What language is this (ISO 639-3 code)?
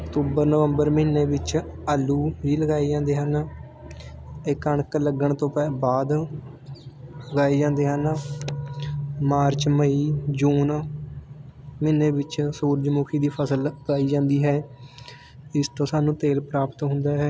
pan